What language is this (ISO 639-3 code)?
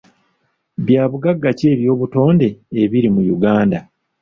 lug